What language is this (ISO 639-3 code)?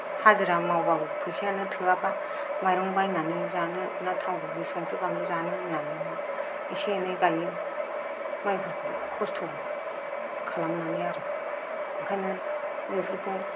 brx